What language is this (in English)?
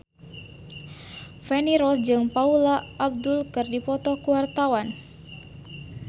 Sundanese